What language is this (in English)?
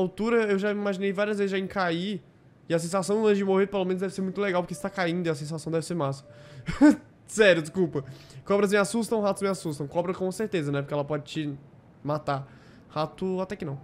Portuguese